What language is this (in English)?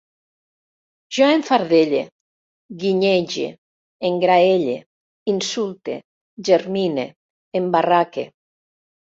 Catalan